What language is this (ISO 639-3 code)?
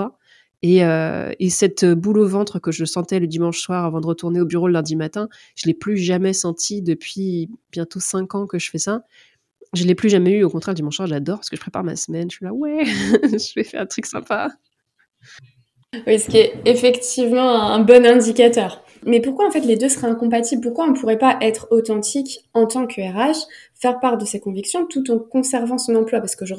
fra